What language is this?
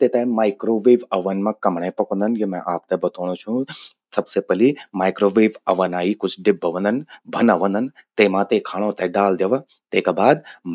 Garhwali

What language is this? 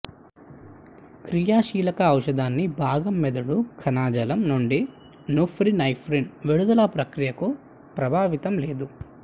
Telugu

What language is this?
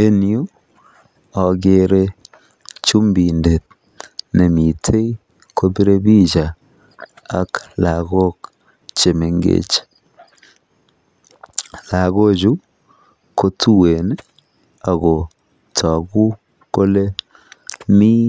Kalenjin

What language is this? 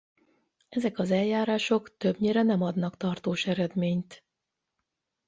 Hungarian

